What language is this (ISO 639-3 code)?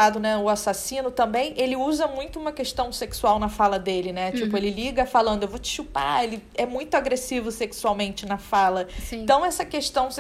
por